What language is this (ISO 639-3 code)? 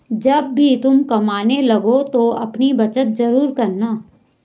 hin